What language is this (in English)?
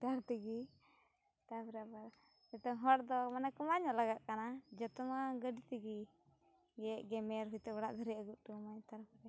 Santali